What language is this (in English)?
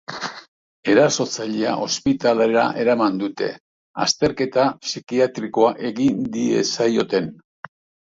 Basque